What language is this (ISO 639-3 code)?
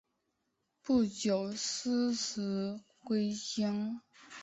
zho